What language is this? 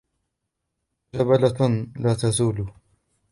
Arabic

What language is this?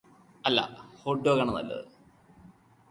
Malayalam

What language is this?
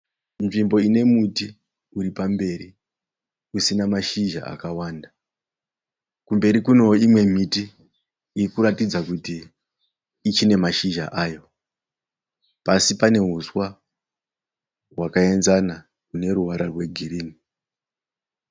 Shona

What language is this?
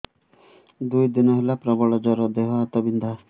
Odia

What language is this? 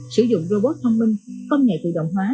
Vietnamese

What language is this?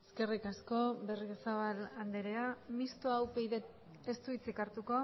Basque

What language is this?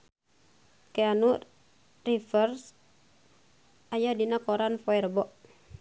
Sundanese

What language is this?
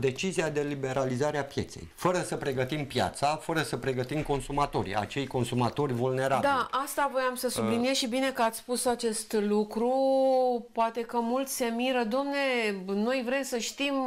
Romanian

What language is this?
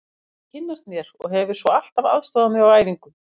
Icelandic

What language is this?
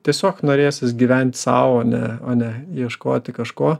Lithuanian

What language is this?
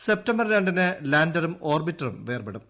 Malayalam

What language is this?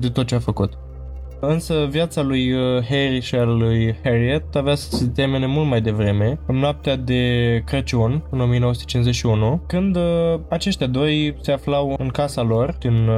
Romanian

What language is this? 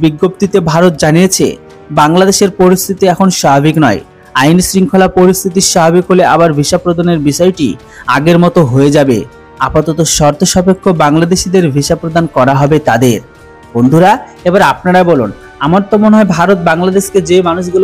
Bangla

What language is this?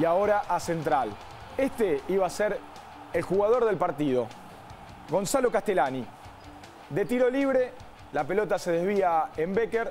Spanish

